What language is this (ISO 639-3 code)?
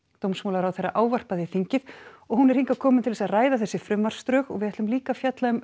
isl